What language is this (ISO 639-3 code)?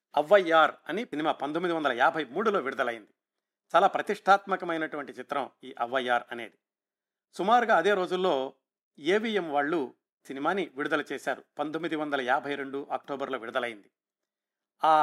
tel